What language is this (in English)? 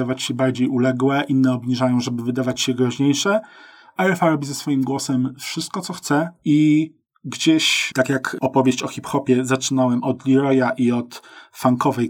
Polish